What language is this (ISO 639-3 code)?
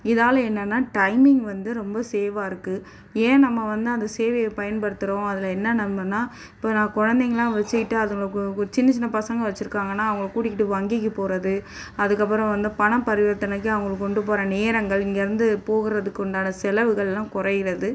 tam